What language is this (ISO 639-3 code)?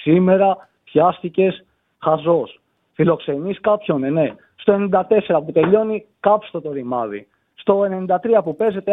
ell